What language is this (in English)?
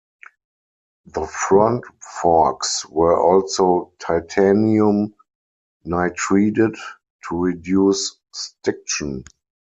English